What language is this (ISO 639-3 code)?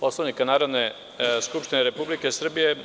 srp